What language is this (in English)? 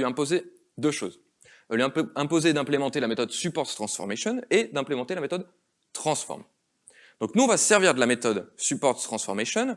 French